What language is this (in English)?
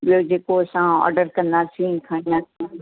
Sindhi